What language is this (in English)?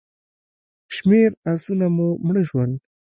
Pashto